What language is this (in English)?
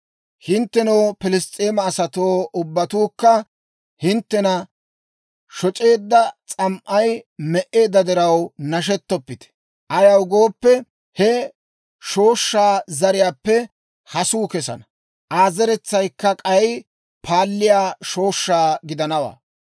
Dawro